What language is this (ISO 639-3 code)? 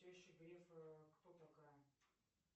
rus